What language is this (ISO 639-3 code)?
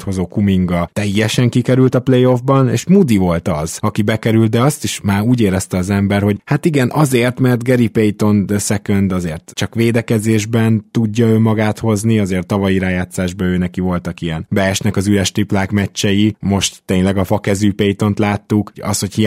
hun